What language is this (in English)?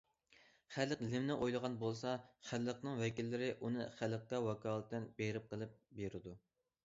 Uyghur